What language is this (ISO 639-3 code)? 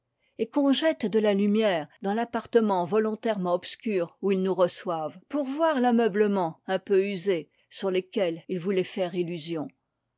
fra